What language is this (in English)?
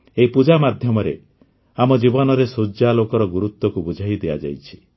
Odia